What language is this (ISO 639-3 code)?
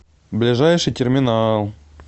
rus